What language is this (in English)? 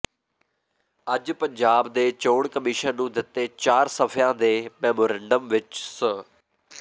Punjabi